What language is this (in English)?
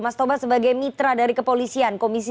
Indonesian